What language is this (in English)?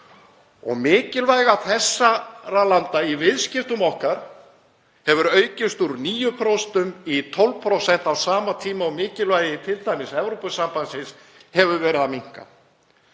Icelandic